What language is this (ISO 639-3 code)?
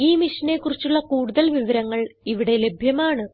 mal